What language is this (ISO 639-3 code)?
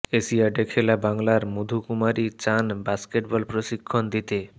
ben